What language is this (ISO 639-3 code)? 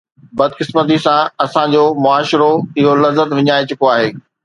snd